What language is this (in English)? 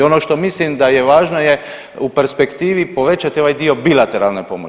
Croatian